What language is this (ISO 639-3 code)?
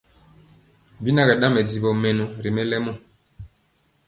mcx